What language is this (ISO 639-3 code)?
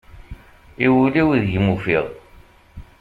kab